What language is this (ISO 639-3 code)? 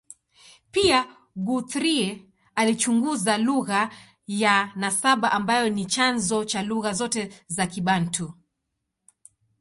swa